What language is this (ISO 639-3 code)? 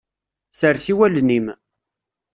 kab